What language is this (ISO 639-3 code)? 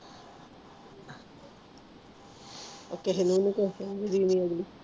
pan